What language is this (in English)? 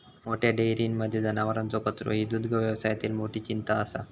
Marathi